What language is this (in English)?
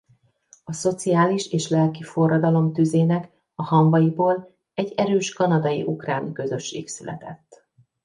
Hungarian